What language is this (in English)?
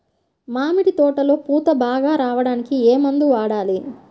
Telugu